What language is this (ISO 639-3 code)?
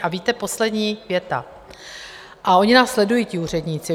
ces